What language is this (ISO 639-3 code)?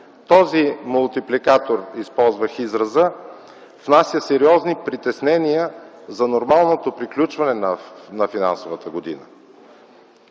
bul